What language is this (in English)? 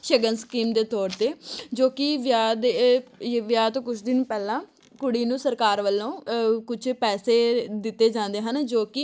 Punjabi